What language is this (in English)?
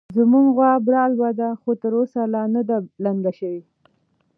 Pashto